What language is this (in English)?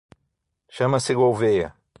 Portuguese